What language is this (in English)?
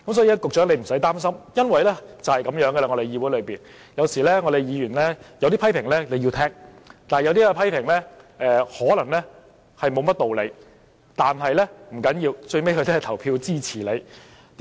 Cantonese